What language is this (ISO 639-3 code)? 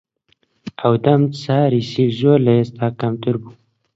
ckb